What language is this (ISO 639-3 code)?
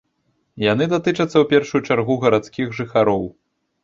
bel